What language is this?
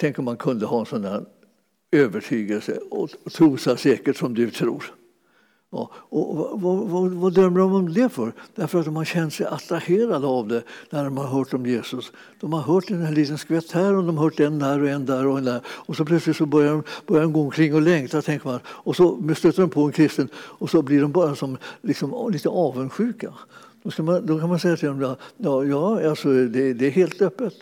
Swedish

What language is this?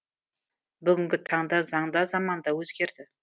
Kazakh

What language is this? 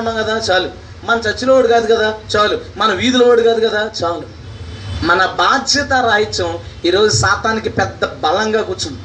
Telugu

